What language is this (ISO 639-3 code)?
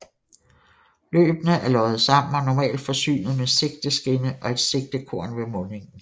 dan